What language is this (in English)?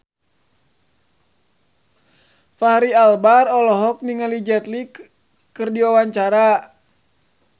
Sundanese